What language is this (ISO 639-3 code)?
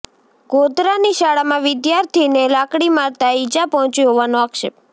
guj